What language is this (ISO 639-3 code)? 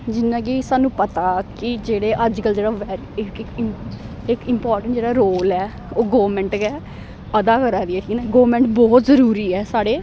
doi